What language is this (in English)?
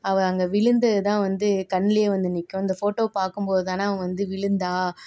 Tamil